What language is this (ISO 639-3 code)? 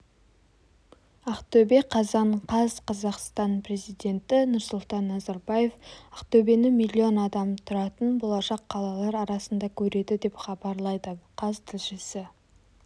kaz